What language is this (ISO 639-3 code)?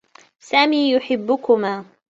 ara